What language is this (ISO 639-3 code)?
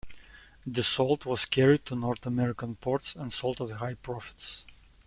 eng